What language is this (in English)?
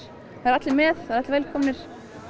Icelandic